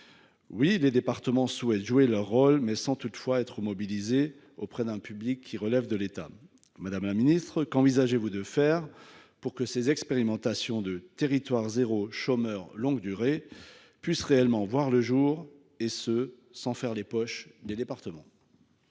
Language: French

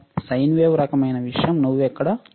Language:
Telugu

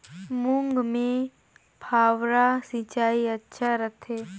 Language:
Chhattisgarhi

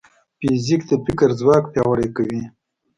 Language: Pashto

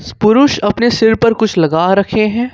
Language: Hindi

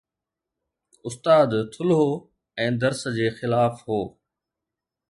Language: Sindhi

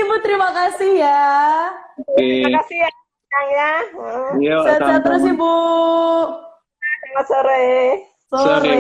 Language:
Indonesian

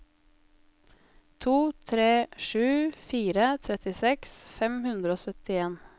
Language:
Norwegian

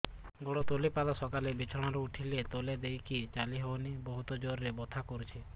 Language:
Odia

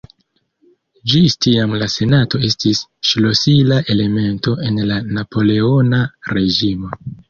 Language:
Esperanto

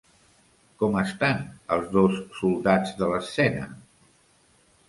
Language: Catalan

